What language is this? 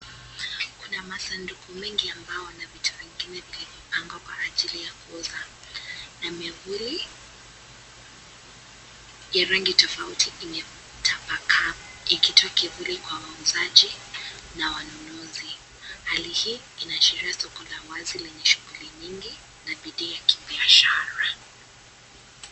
Swahili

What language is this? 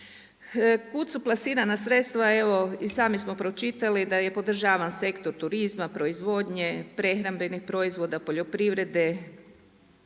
Croatian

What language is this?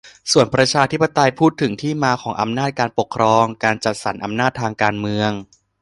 Thai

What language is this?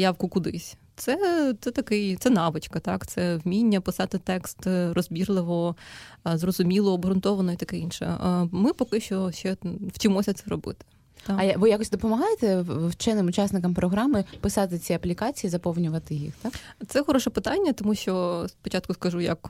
Ukrainian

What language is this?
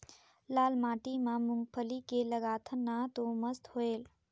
Chhattisgarhi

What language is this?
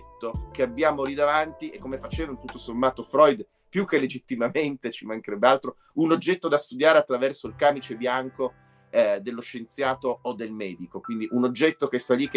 Italian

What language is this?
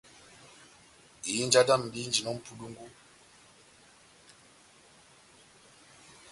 Batanga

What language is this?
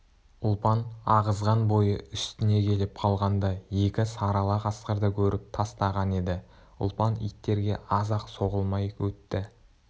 Kazakh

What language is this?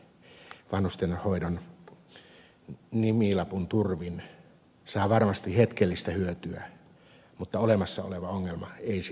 Finnish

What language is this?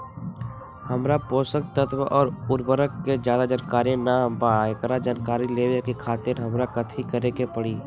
Magahi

